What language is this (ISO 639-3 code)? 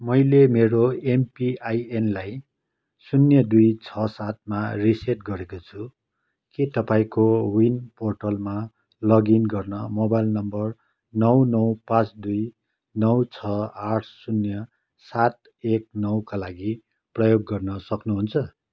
nep